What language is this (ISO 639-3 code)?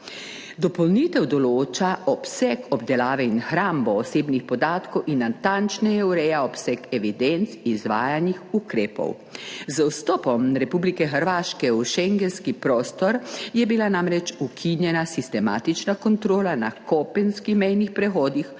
slv